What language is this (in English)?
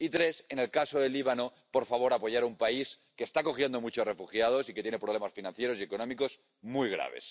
Spanish